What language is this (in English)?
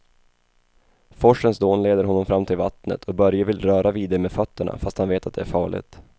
Swedish